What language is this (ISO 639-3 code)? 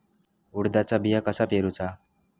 mar